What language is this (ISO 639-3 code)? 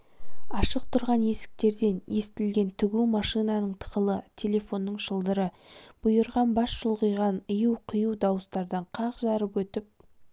kaz